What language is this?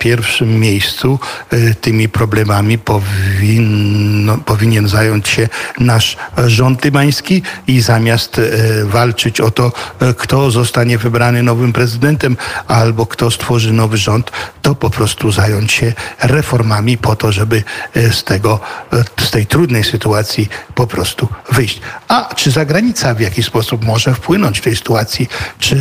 Polish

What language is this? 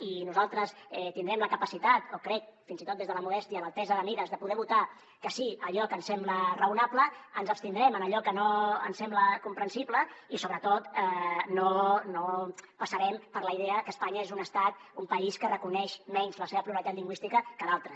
Catalan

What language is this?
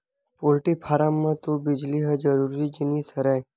Chhattisgarhi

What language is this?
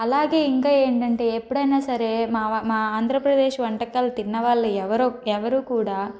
Telugu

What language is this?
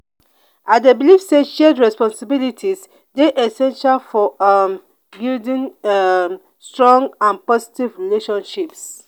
Nigerian Pidgin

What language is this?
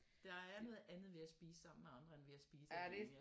Danish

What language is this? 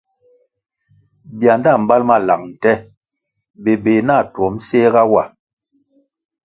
Kwasio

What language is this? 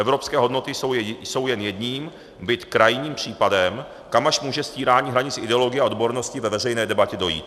Czech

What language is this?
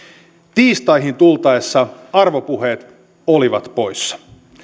Finnish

